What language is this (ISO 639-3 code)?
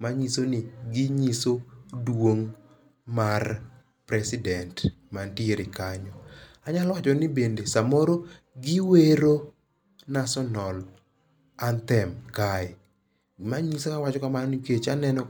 luo